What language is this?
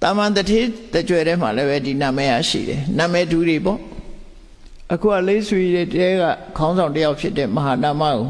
Vietnamese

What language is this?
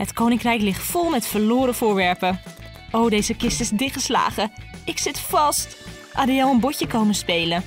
Dutch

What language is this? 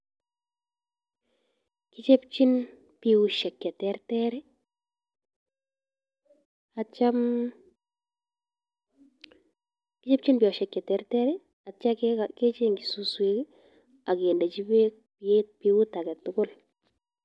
Kalenjin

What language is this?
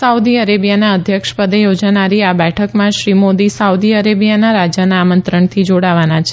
Gujarati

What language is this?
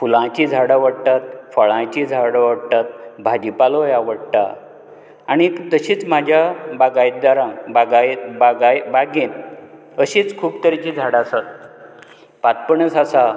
Konkani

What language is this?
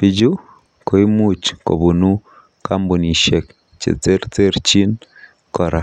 Kalenjin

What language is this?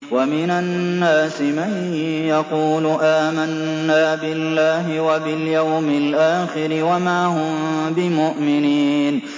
Arabic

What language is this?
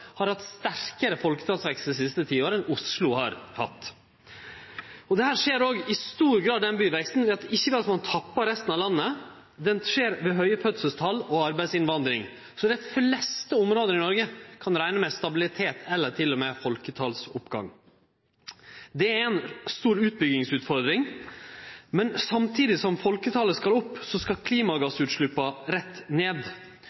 Norwegian Nynorsk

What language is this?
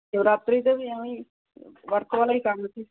Punjabi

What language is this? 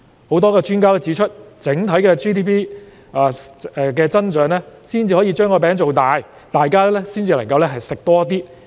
Cantonese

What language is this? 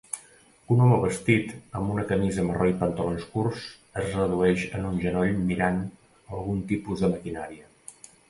Catalan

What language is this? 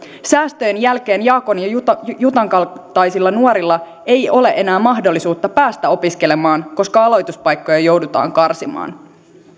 Finnish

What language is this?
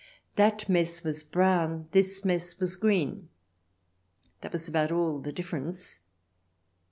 English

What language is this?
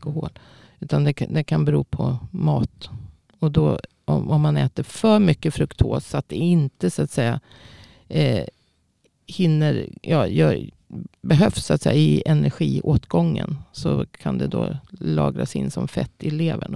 Swedish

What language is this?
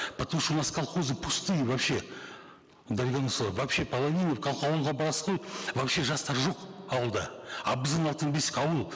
Kazakh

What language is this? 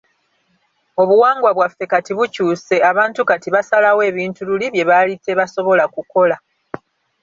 Ganda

